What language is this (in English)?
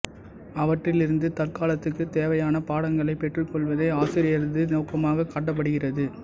Tamil